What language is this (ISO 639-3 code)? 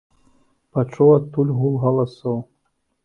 bel